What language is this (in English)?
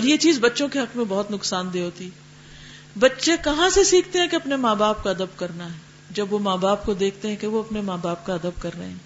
Urdu